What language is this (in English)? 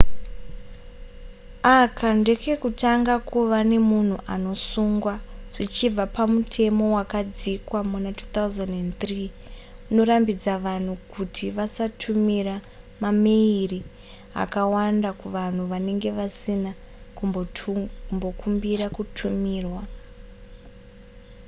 Shona